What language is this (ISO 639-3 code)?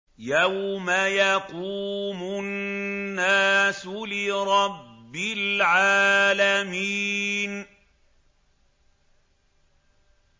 ara